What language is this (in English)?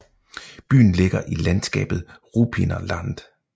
Danish